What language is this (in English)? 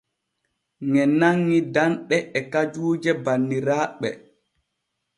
Borgu Fulfulde